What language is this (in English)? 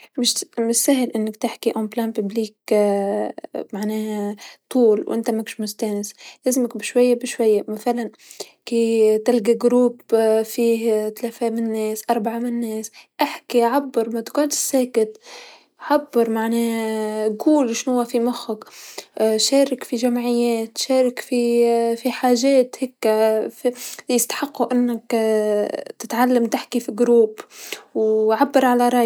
Tunisian Arabic